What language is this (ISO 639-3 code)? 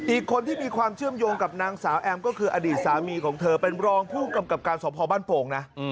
tha